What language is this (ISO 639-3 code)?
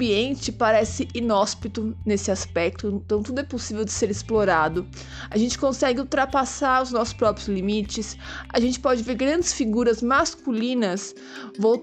por